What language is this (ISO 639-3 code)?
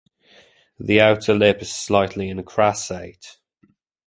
eng